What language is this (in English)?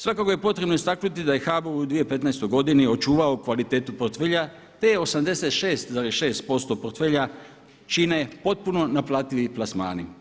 Croatian